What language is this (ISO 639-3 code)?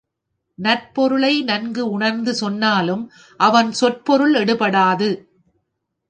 tam